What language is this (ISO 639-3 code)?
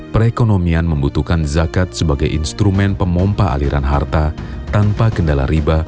ind